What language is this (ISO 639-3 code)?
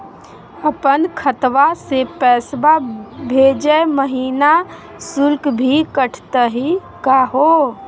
mag